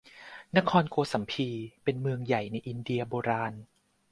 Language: Thai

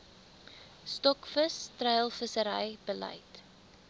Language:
Afrikaans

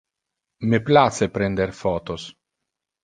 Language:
Interlingua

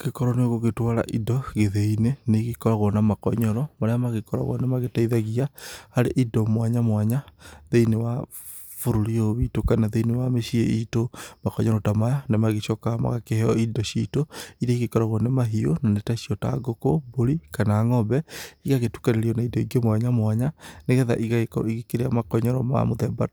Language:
Kikuyu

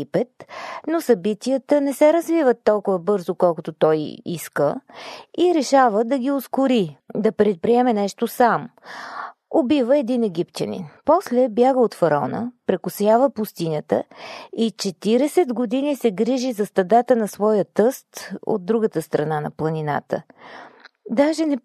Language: Bulgarian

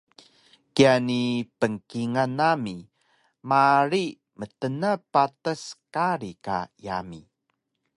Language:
Taroko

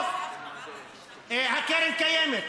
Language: Hebrew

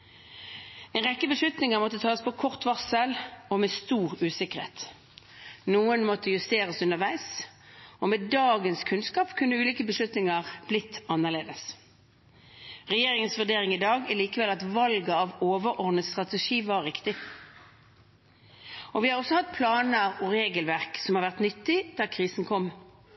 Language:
Norwegian Bokmål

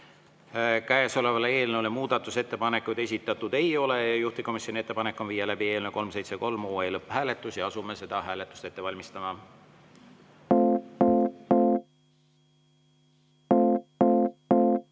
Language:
Estonian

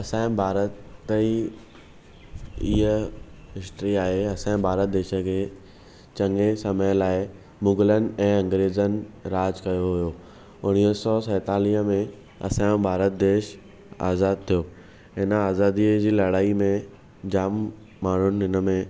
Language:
Sindhi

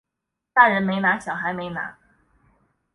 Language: Chinese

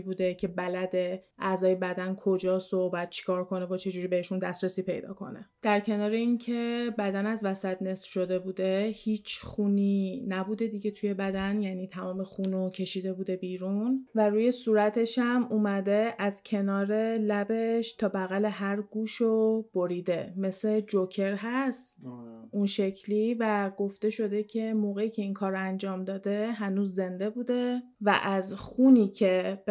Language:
Persian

